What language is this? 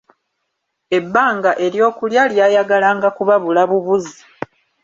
Ganda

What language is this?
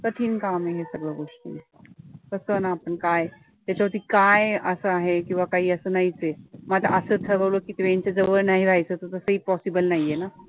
Marathi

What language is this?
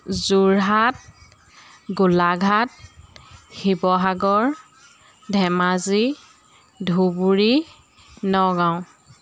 Assamese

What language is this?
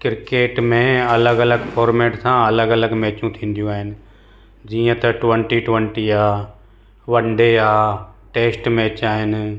Sindhi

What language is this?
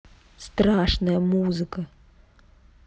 Russian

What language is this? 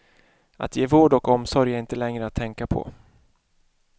Swedish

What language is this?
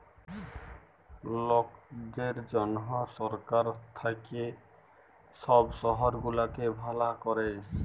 Bangla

